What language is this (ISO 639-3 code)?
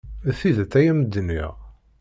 kab